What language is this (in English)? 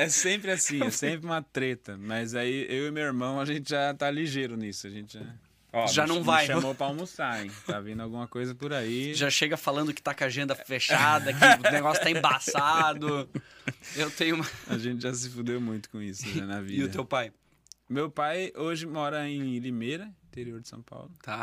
Portuguese